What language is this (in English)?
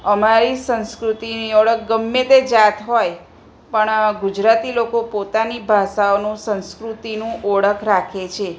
Gujarati